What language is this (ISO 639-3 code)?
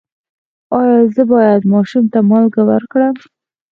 pus